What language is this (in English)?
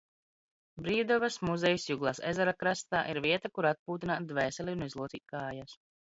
Latvian